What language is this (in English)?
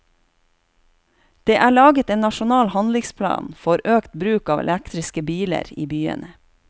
Norwegian